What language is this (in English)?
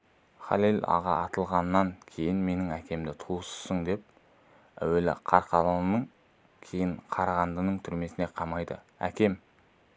Kazakh